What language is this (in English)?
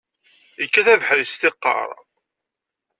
Kabyle